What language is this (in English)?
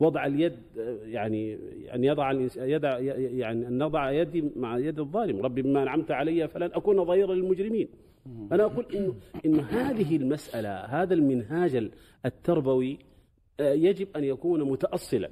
Arabic